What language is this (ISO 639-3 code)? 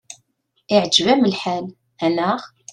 kab